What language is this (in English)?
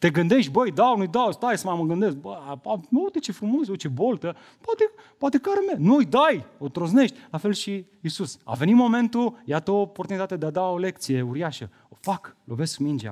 Romanian